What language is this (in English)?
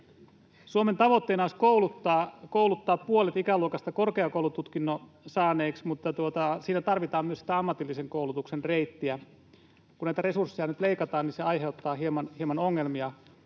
Finnish